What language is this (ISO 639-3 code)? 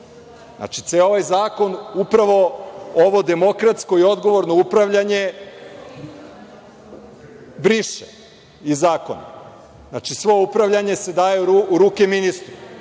srp